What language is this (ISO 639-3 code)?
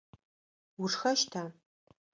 ady